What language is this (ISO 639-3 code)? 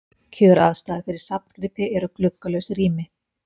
isl